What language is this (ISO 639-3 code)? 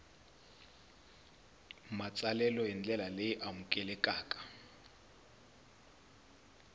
tso